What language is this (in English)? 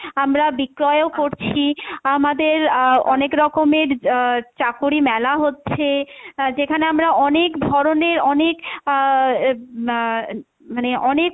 Bangla